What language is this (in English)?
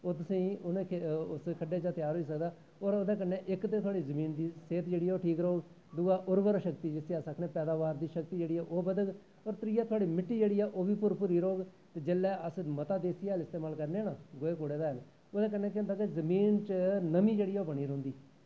Dogri